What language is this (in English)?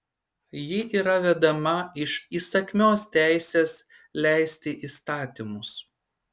Lithuanian